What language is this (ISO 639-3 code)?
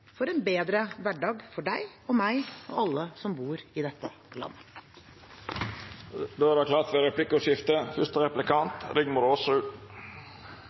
nor